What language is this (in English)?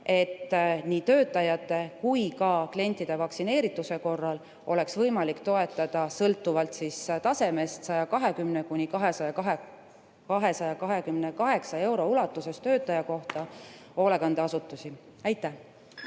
Estonian